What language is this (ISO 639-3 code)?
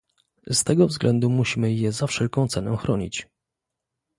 pol